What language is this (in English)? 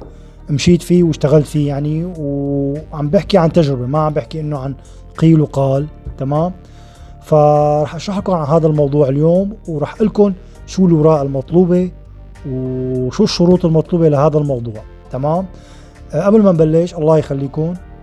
Arabic